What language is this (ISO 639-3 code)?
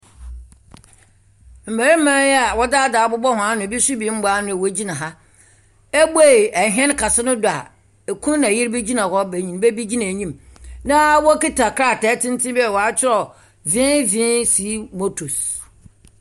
aka